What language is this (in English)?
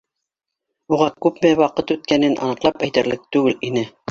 Bashkir